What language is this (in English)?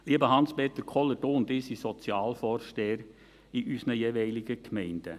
Swiss German